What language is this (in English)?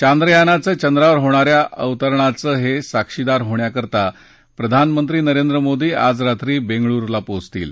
Marathi